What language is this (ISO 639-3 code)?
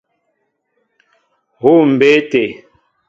mbo